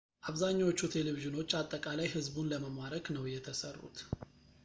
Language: Amharic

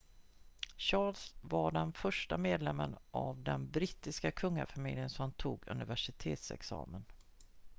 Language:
Swedish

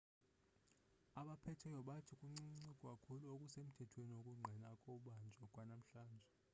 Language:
Xhosa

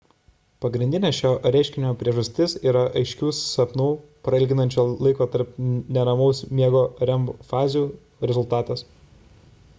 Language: Lithuanian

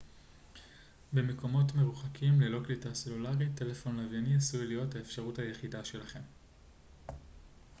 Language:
Hebrew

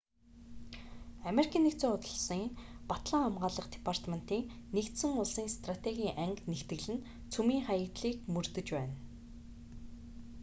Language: Mongolian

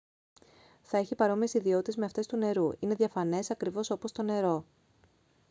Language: Greek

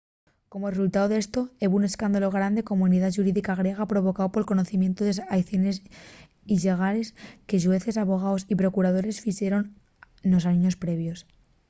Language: Asturian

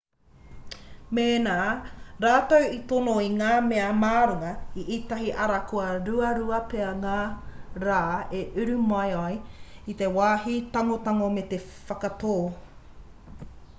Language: Māori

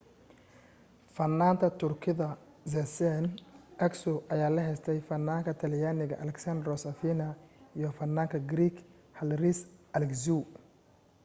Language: Somali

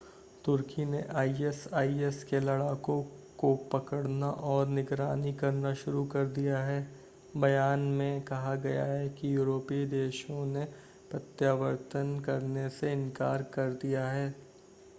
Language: Hindi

